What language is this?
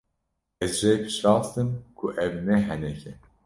Kurdish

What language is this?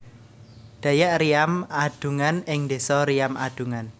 Javanese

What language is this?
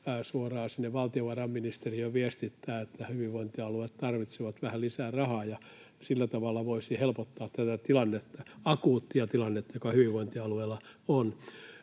Finnish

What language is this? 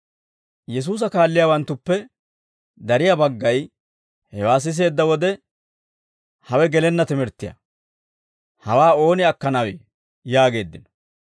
Dawro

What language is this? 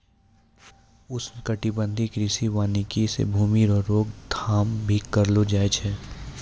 Maithili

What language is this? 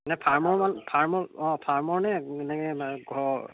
Assamese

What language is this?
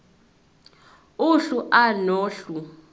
Zulu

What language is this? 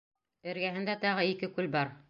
Bashkir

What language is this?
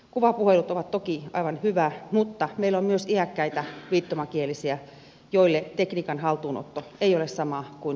Finnish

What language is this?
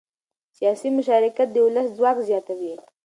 Pashto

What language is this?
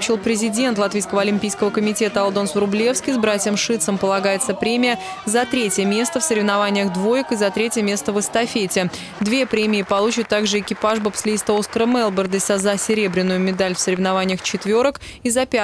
Russian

